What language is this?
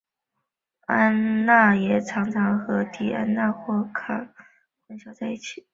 Chinese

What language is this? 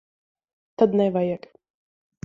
Latvian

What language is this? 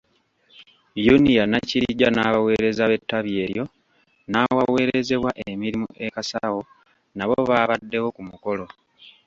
Ganda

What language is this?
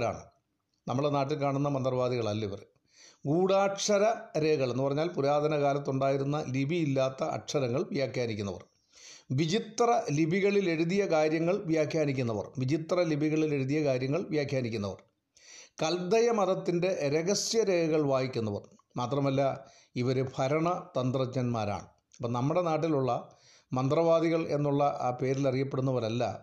Malayalam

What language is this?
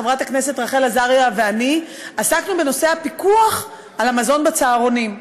Hebrew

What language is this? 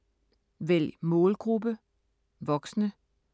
Danish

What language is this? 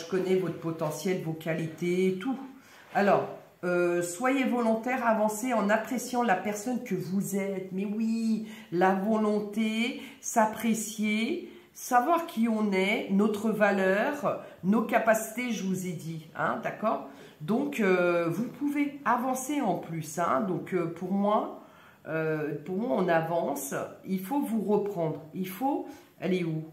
French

